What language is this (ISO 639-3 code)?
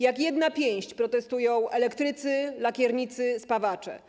pol